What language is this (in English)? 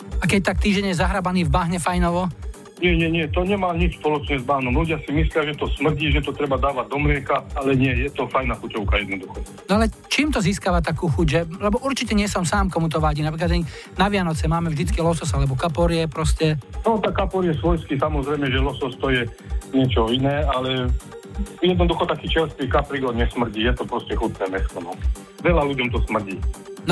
Slovak